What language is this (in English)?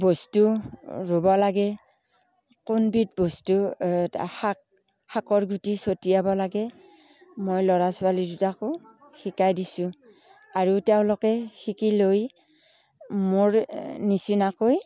Assamese